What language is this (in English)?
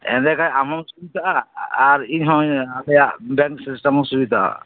Santali